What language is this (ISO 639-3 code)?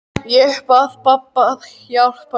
isl